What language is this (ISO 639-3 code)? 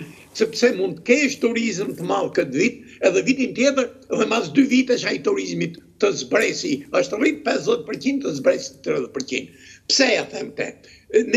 ron